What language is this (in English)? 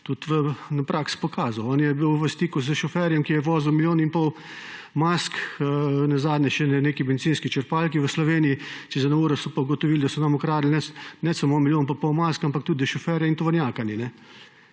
Slovenian